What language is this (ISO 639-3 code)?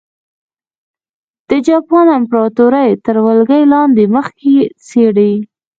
pus